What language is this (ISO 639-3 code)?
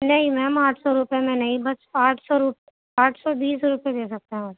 urd